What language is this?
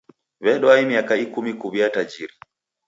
Taita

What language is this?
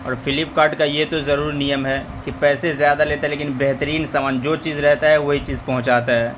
Urdu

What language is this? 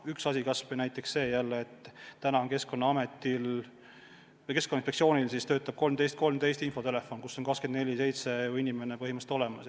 Estonian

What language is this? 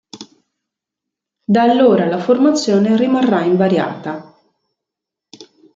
Italian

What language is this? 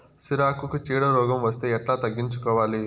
Telugu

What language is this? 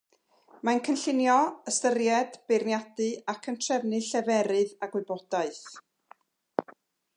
Welsh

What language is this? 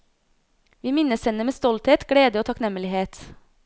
Norwegian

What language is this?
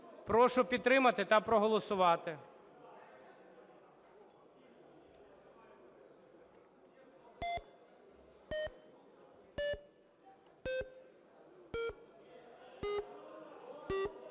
Ukrainian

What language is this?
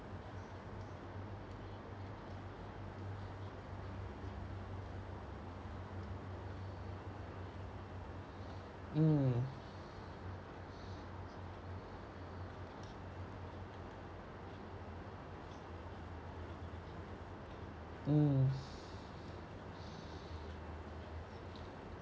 English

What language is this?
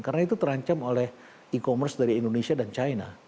Indonesian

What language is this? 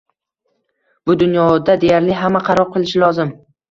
Uzbek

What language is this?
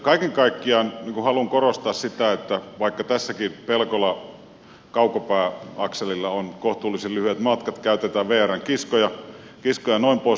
Finnish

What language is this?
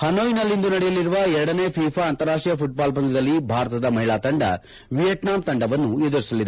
Kannada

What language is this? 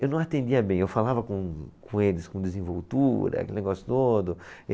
Portuguese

